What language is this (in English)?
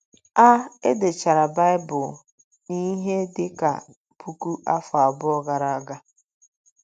Igbo